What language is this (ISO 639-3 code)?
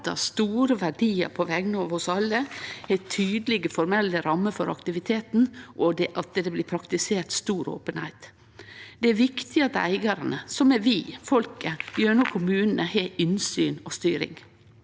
nor